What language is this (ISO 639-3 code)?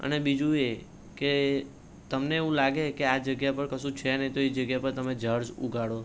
guj